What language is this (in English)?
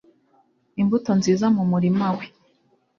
Kinyarwanda